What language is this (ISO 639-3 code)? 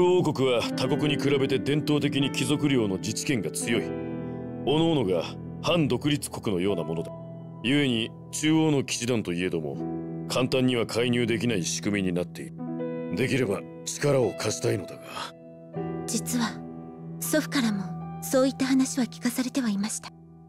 jpn